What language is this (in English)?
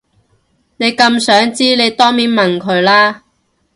Cantonese